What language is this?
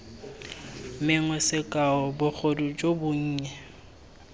Tswana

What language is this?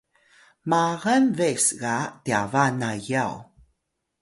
Atayal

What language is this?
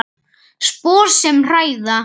Icelandic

